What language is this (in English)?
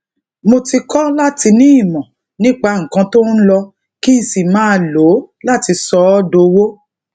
Yoruba